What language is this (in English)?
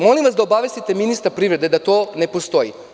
Serbian